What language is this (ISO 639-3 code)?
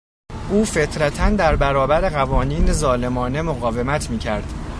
fas